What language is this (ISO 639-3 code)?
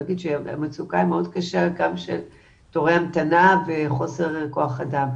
heb